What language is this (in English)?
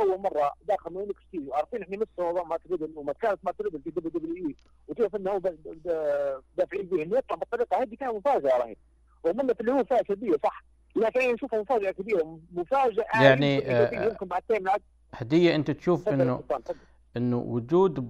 Arabic